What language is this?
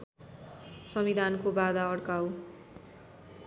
Nepali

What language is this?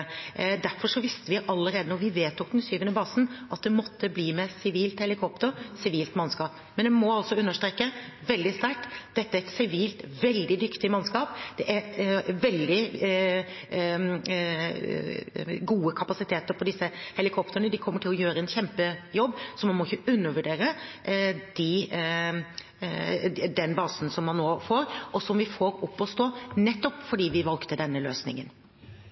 Norwegian Bokmål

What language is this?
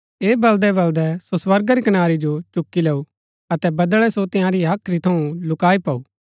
Gaddi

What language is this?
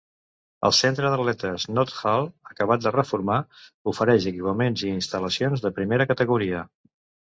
Catalan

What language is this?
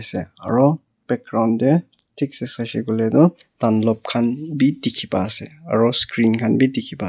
Naga Pidgin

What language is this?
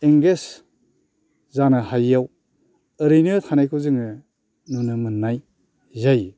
Bodo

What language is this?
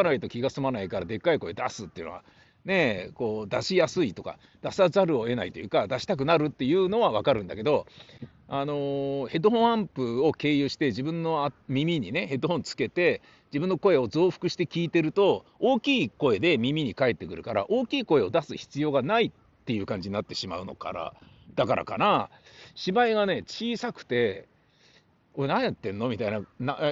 Japanese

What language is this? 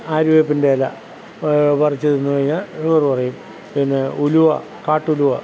Malayalam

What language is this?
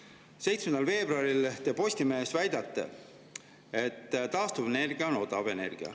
Estonian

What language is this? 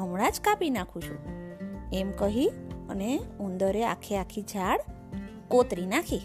Gujarati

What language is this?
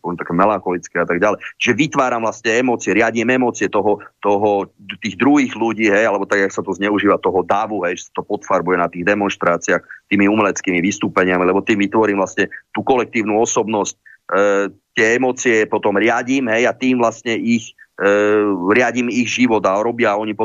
Slovak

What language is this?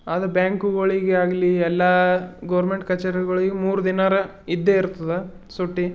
Kannada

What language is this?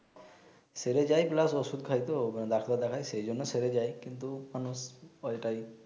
Bangla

